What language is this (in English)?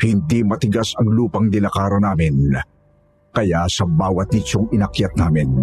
Filipino